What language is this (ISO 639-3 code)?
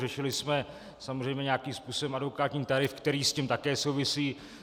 ces